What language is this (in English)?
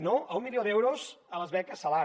Catalan